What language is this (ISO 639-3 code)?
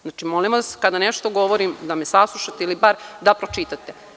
srp